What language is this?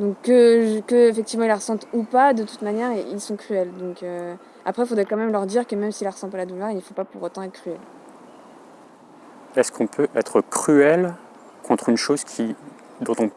French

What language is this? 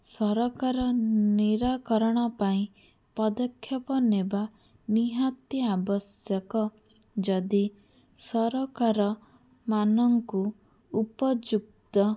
Odia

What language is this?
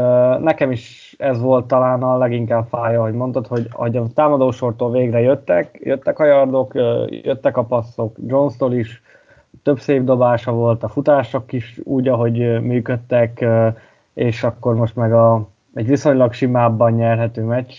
Hungarian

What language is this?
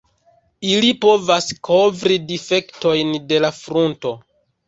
Esperanto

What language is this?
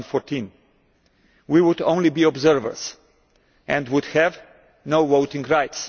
English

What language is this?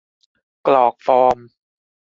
Thai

